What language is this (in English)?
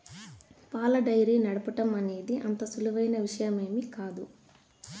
Telugu